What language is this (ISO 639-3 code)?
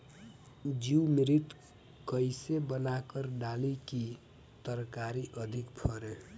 bho